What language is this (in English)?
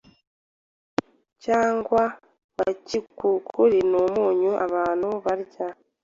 Kinyarwanda